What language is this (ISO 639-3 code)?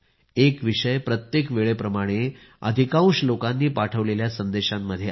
mar